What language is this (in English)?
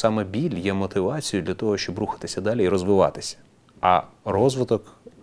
Russian